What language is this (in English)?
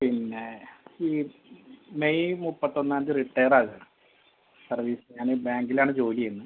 Malayalam